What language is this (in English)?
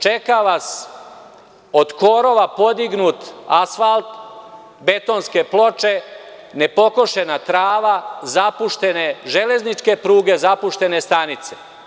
Serbian